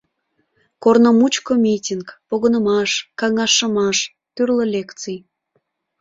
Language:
Mari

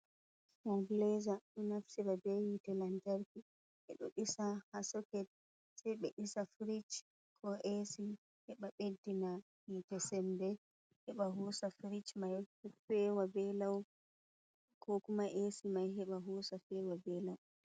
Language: Fula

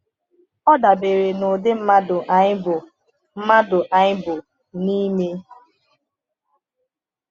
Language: Igbo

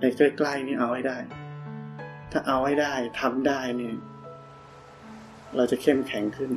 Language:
Thai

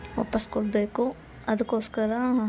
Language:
Kannada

